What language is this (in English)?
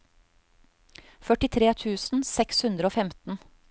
Norwegian